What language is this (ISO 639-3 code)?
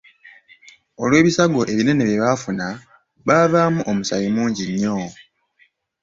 lug